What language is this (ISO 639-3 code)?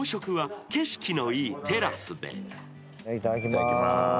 jpn